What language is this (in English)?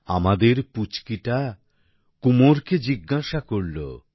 Bangla